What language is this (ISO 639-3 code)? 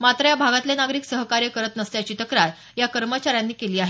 mar